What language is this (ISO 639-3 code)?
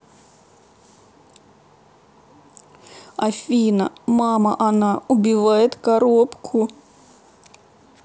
rus